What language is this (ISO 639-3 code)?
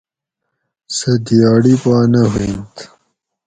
gwc